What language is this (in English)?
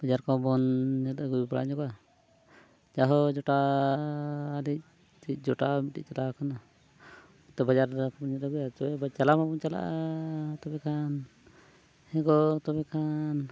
Santali